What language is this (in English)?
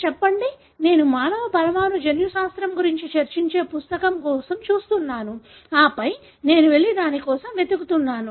Telugu